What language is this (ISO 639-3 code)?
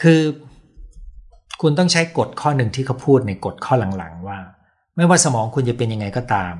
tha